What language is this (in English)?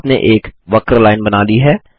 Hindi